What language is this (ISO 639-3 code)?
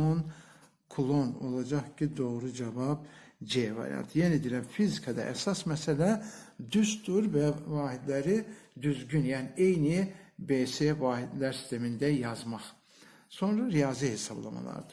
tur